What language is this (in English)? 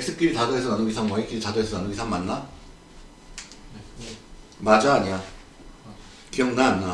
Korean